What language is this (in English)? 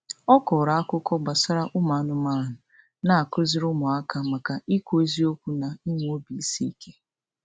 Igbo